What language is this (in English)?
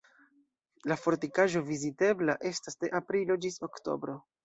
Esperanto